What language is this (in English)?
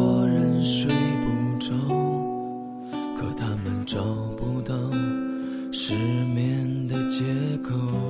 Chinese